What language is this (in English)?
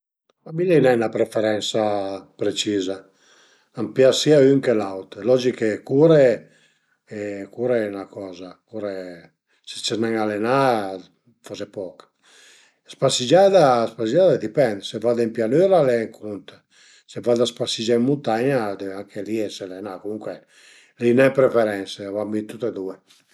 Piedmontese